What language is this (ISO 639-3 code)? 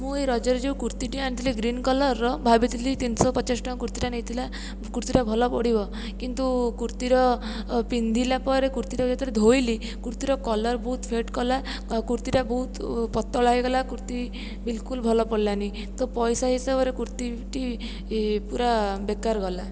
ori